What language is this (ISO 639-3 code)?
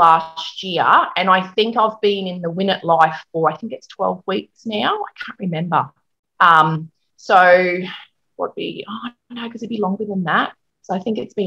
eng